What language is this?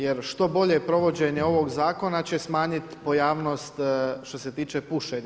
Croatian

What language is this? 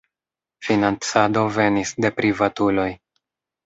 Esperanto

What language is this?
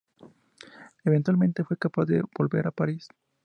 Spanish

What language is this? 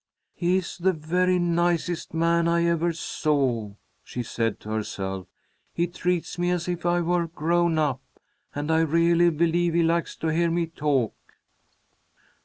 English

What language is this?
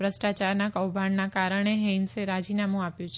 Gujarati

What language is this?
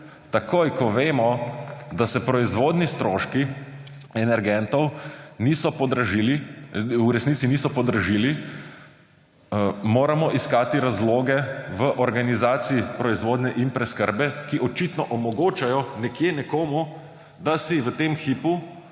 Slovenian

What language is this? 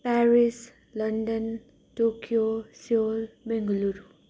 Nepali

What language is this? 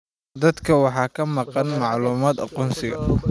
Somali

